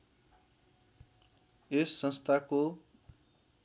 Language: Nepali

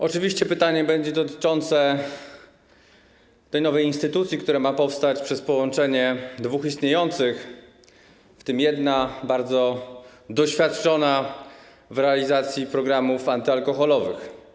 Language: Polish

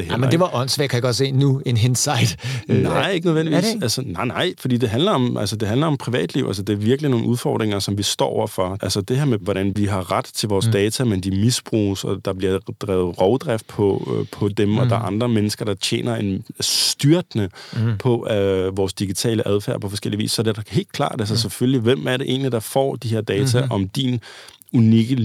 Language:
Danish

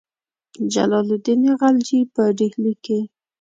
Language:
Pashto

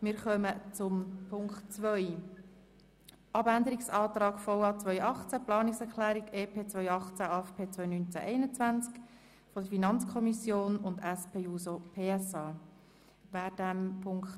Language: Swiss German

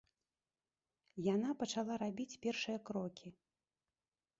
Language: Belarusian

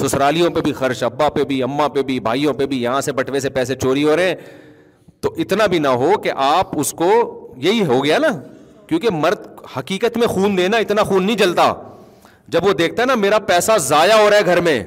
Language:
Urdu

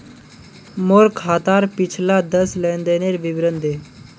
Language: Magahi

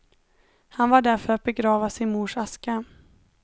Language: Swedish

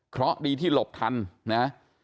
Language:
Thai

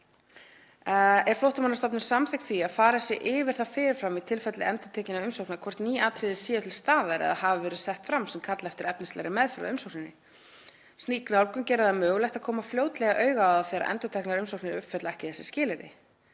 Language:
Icelandic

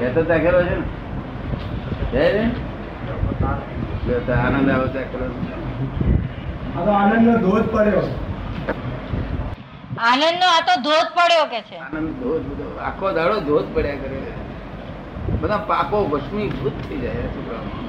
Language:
Gujarati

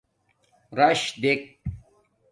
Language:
Domaaki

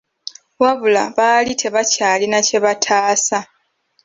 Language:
Ganda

